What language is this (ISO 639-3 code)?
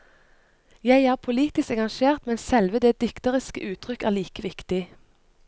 nor